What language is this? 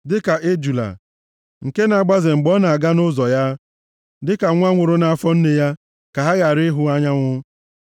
Igbo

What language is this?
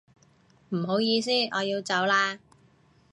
Cantonese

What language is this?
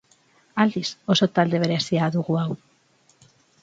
Basque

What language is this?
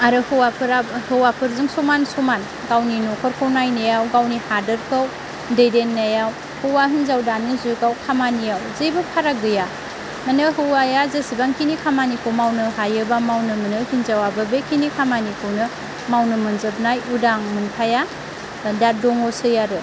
Bodo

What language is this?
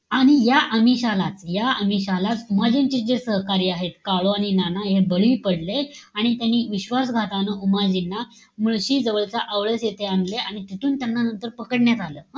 Marathi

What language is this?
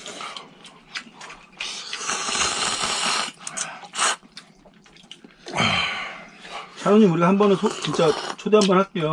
Korean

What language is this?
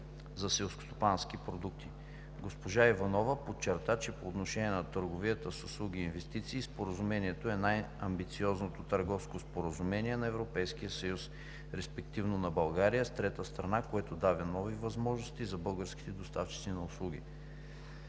Bulgarian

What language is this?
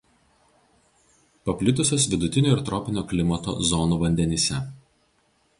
Lithuanian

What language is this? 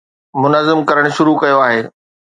Sindhi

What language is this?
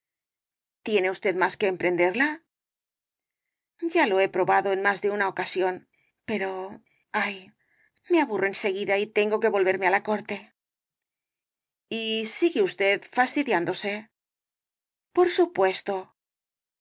Spanish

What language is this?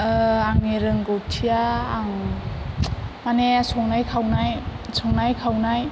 Bodo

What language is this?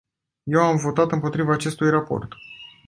Romanian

